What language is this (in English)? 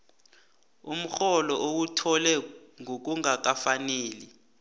South Ndebele